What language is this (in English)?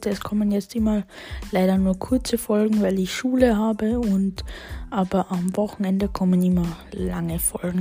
German